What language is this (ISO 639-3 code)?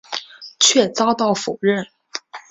zho